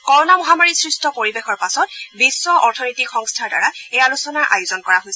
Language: Assamese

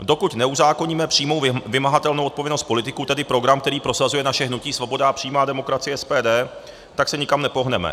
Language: Czech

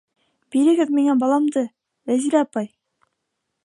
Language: Bashkir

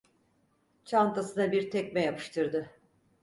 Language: Turkish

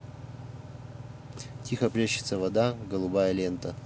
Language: Russian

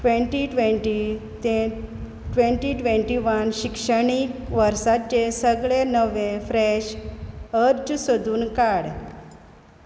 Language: Konkani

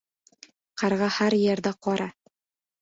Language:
Uzbek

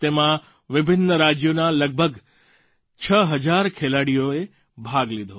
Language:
Gujarati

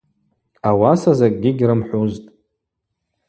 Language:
Abaza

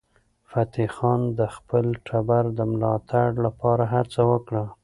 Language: Pashto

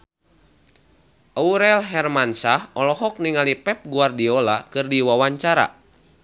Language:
Sundanese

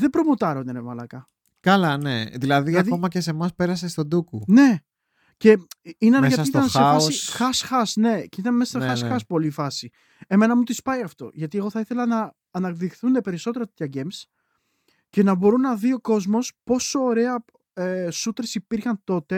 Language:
Greek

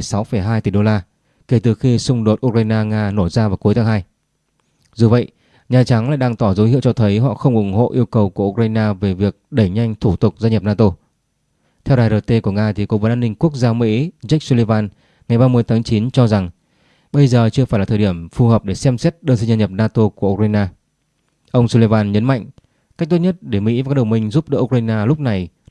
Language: Vietnamese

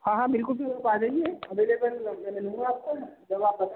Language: Urdu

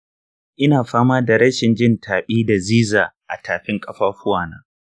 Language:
Hausa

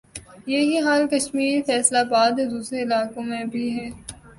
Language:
Urdu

